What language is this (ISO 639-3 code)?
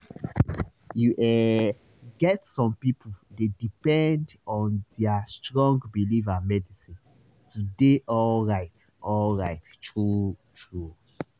pcm